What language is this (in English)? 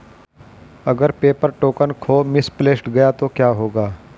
Hindi